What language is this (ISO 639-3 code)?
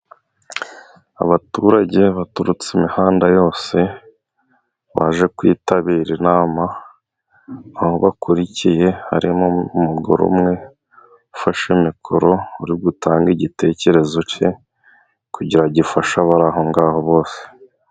kin